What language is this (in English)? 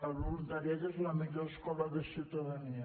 Catalan